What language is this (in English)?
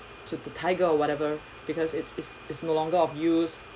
English